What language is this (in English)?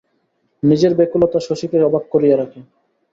Bangla